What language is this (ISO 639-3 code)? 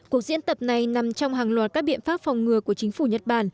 vie